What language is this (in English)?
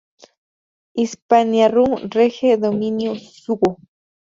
Spanish